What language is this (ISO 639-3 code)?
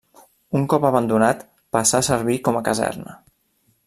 cat